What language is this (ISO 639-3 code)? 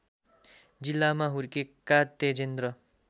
nep